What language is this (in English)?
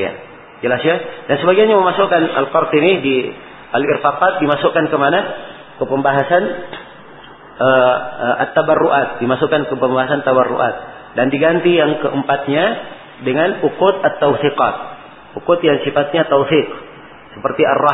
Malay